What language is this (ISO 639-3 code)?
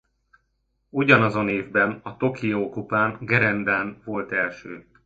hun